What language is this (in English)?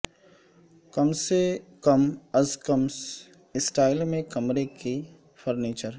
Urdu